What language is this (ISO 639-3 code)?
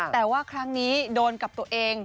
tha